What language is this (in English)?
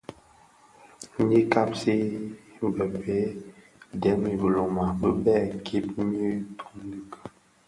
Bafia